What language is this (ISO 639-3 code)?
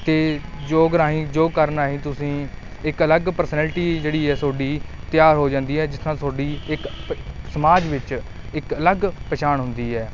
pan